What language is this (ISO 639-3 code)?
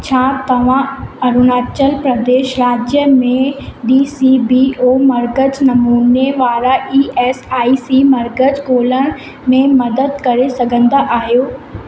snd